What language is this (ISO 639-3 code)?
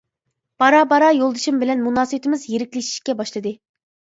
uig